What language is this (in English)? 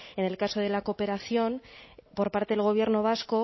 Spanish